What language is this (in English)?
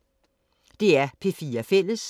Danish